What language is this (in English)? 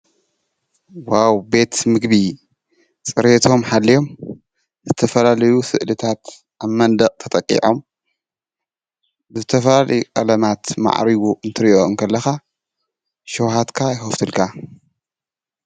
Tigrinya